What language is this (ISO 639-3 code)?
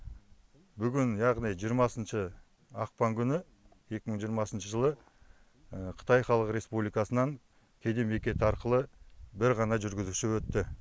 kaz